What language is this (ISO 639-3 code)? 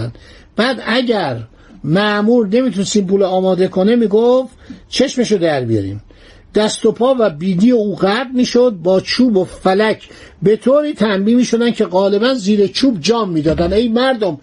fas